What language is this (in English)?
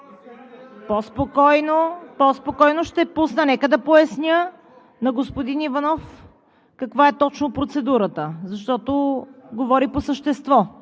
Bulgarian